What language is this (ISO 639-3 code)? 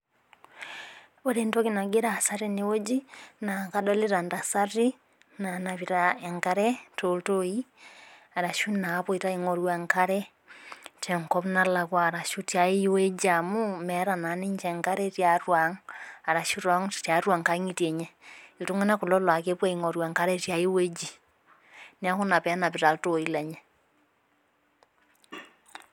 mas